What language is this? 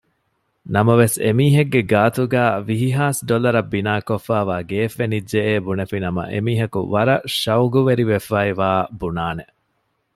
Divehi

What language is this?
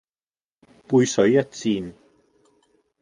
Cantonese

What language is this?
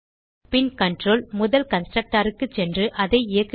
Tamil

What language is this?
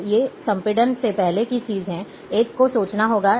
Hindi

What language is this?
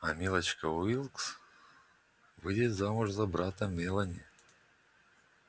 Russian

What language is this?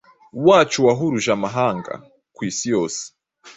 Kinyarwanda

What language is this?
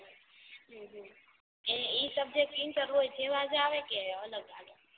Gujarati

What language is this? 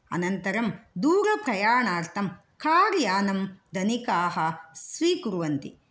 Sanskrit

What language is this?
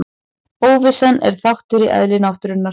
Icelandic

